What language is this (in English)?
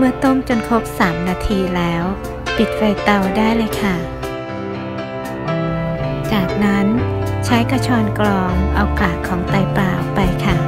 Thai